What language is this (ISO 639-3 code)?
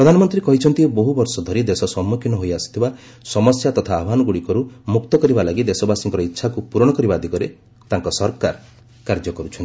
ori